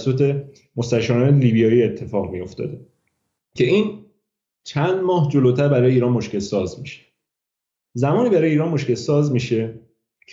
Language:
Persian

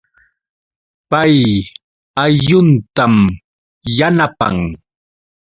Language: Yauyos Quechua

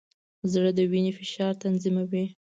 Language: Pashto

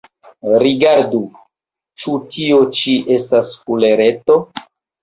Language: Esperanto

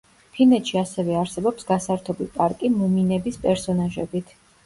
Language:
Georgian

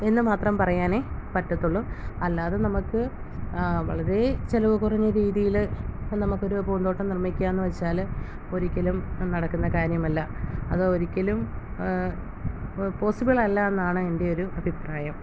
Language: Malayalam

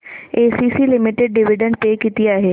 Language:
Marathi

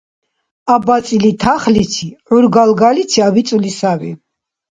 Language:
Dargwa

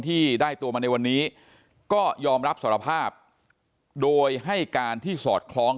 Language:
Thai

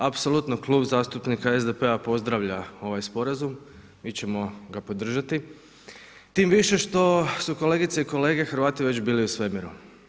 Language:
Croatian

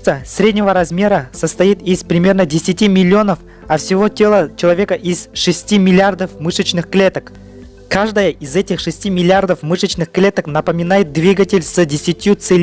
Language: Russian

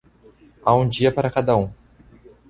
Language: Portuguese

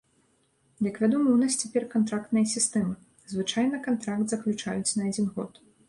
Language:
Belarusian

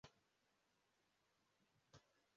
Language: Kinyarwanda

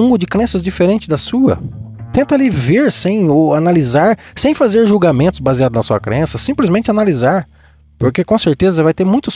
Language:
Portuguese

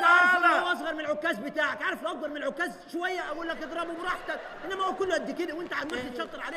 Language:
Arabic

